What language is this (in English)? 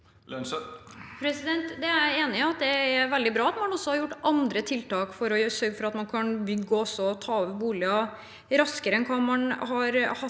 Norwegian